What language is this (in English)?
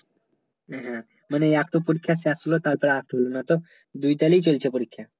Bangla